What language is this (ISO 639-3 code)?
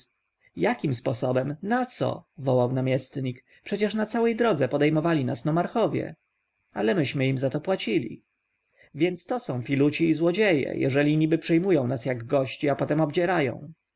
pol